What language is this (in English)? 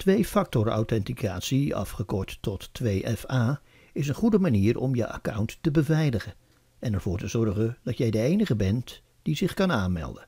Dutch